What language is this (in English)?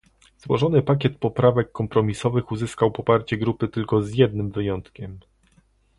Polish